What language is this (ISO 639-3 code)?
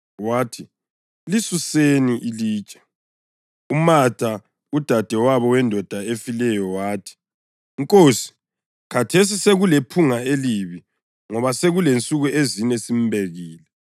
nde